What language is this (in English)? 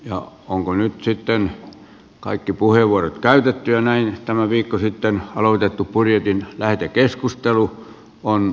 Finnish